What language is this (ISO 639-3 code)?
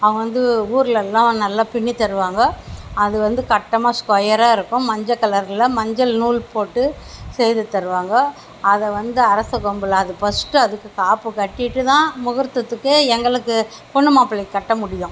tam